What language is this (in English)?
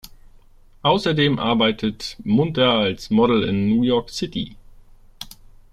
German